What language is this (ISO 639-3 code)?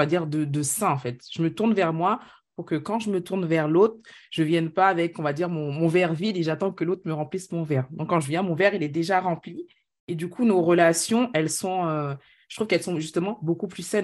fra